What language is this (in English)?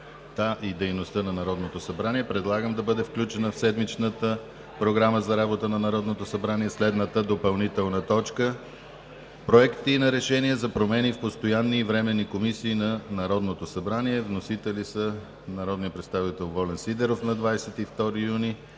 Bulgarian